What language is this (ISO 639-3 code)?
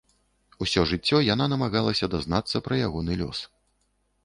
bel